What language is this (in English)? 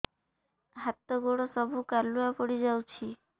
Odia